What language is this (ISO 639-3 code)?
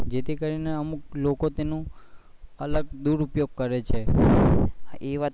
guj